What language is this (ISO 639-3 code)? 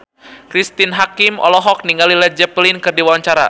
sun